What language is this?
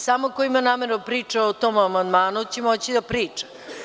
Serbian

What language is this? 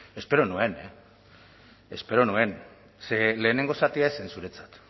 Basque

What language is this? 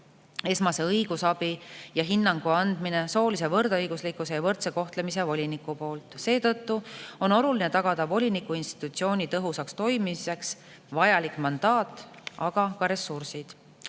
Estonian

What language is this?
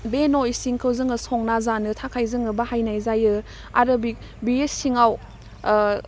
Bodo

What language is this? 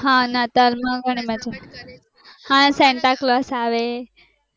Gujarati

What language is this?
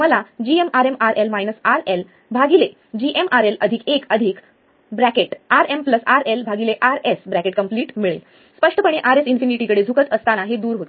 Marathi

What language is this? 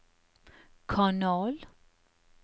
Norwegian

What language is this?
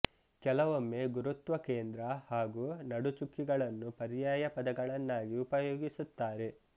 Kannada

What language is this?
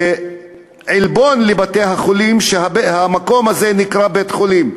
Hebrew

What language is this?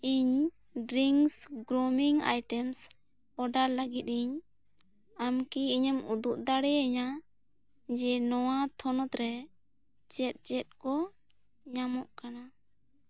Santali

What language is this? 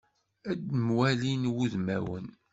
Kabyle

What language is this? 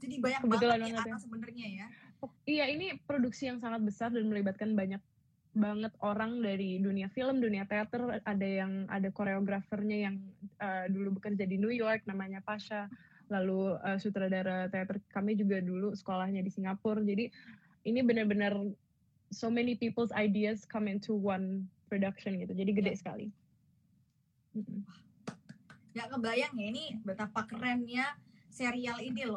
Indonesian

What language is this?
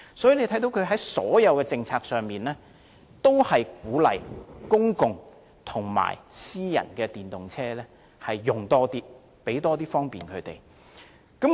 Cantonese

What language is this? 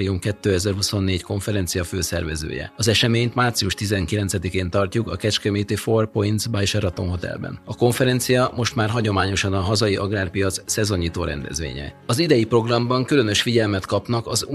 Hungarian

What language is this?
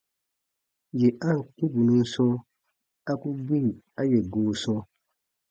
Baatonum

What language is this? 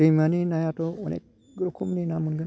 Bodo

